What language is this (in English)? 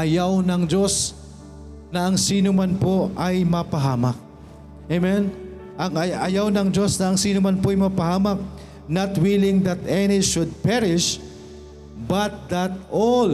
Filipino